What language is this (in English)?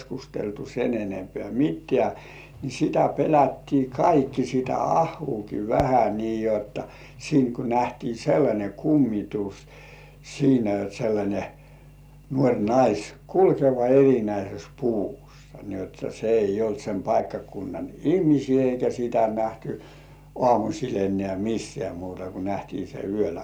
Finnish